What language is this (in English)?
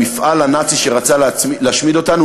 Hebrew